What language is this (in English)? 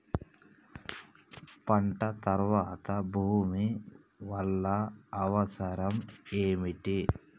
Telugu